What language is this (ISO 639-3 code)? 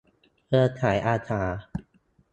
tha